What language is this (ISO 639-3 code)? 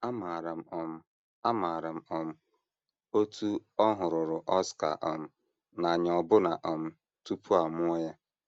ibo